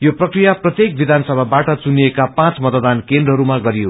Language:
Nepali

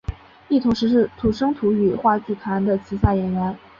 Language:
Chinese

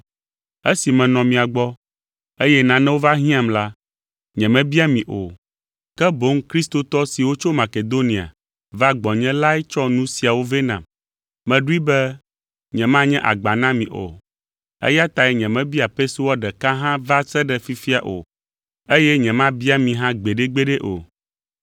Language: Ewe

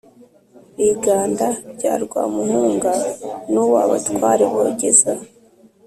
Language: Kinyarwanda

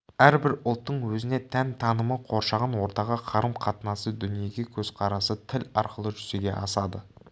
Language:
Kazakh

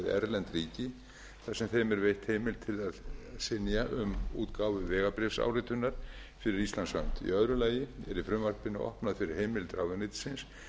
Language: Icelandic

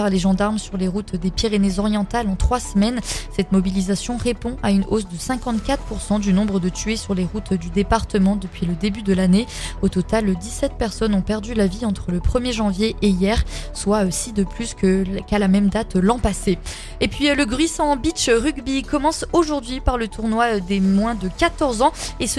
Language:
French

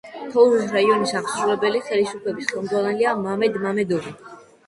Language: Georgian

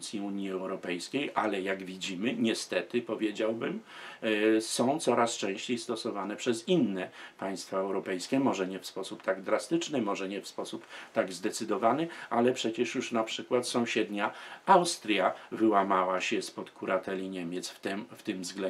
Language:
Polish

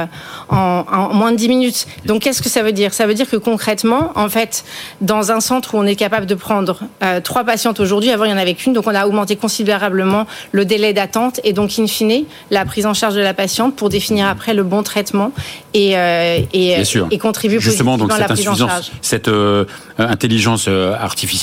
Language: French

